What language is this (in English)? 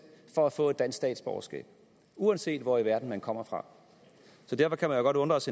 Danish